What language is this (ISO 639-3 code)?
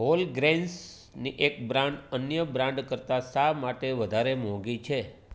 guj